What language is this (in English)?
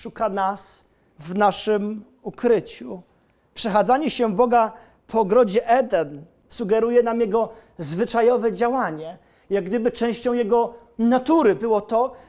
Polish